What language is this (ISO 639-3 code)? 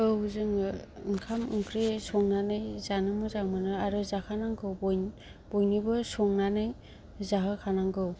brx